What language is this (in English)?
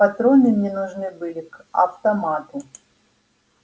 Russian